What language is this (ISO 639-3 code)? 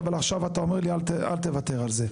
heb